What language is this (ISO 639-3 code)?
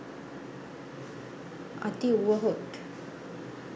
sin